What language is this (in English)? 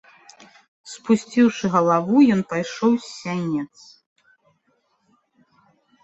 Belarusian